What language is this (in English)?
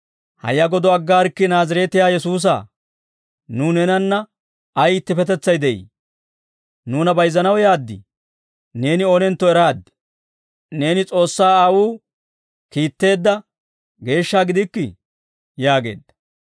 Dawro